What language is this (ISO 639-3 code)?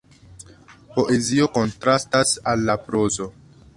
epo